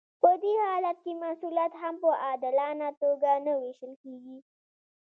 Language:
Pashto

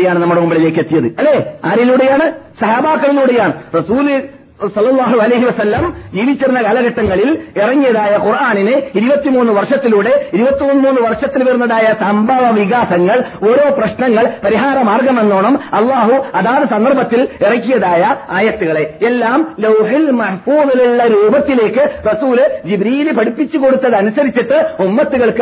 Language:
Malayalam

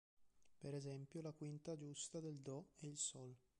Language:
Italian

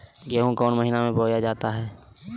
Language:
Magahi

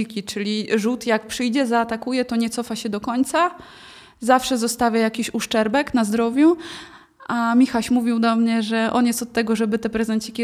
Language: Polish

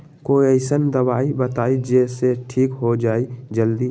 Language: Magahi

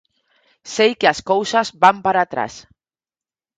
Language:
Galician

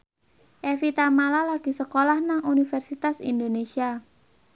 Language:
Javanese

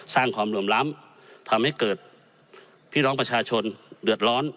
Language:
Thai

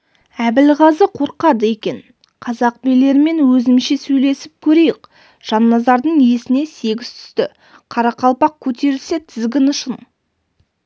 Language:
Kazakh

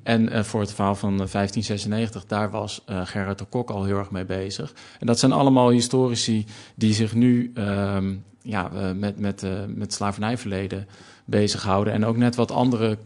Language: Dutch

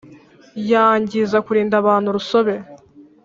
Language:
Kinyarwanda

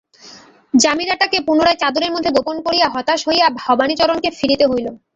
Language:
Bangla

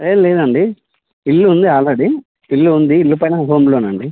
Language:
Telugu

